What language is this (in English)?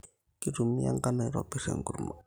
Masai